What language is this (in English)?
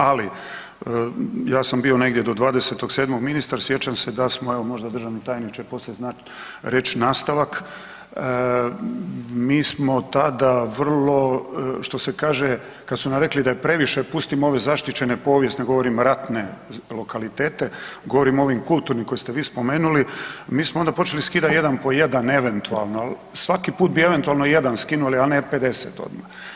Croatian